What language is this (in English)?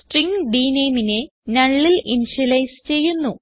Malayalam